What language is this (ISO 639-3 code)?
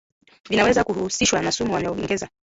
swa